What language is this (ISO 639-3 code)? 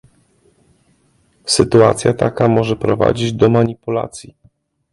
pol